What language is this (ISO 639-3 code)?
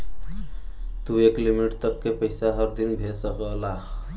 bho